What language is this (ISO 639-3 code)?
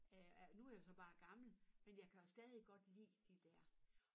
dan